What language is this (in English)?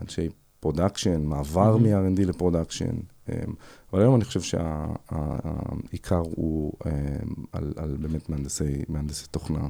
Hebrew